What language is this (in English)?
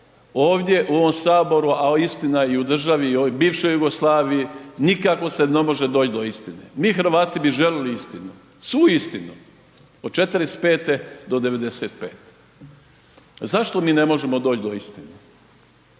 Croatian